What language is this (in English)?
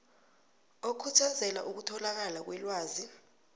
South Ndebele